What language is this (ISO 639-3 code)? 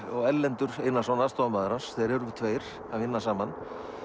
isl